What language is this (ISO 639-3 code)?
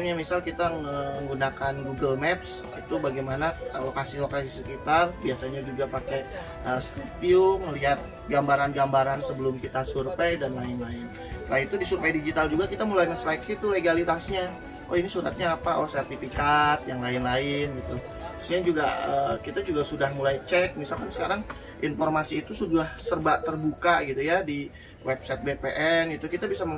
ind